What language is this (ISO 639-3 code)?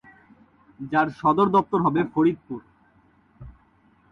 ben